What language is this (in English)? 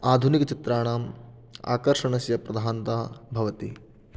Sanskrit